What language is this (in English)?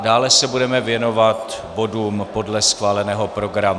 Czech